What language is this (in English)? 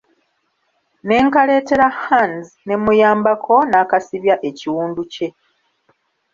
Ganda